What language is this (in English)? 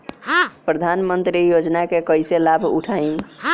Bhojpuri